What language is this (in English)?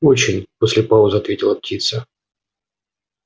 Russian